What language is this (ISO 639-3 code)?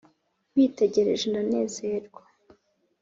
kin